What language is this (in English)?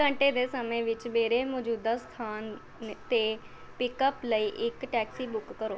Punjabi